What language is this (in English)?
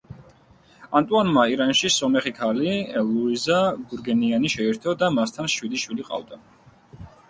Georgian